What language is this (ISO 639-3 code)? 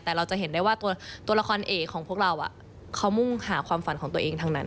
tha